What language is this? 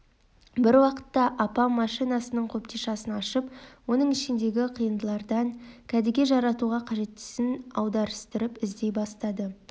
Kazakh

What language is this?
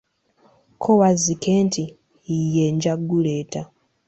Ganda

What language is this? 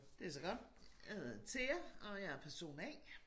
Danish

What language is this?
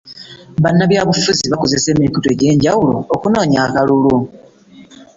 Ganda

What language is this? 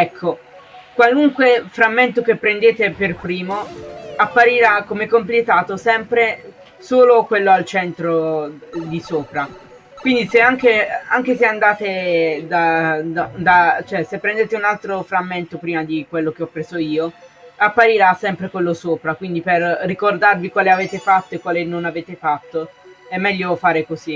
Italian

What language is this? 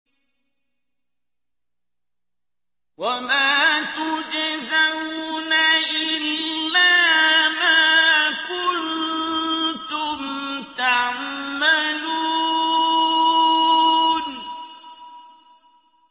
Arabic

